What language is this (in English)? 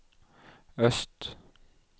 Norwegian